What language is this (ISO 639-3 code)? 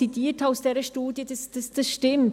gsw